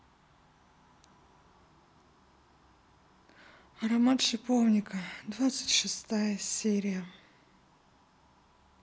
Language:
Russian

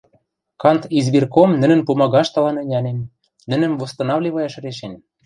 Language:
Western Mari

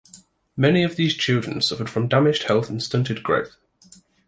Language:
English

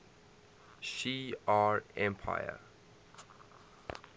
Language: English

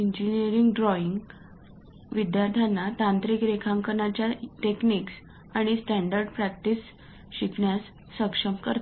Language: Marathi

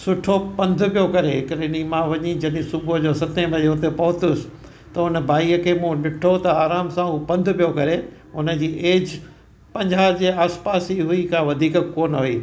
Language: Sindhi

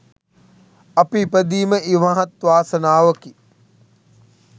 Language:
Sinhala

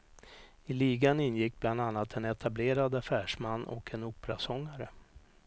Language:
Swedish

